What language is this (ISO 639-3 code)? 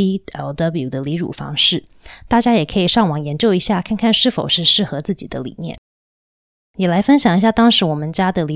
zho